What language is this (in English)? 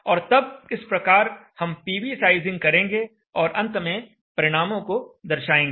Hindi